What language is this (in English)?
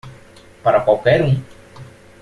Portuguese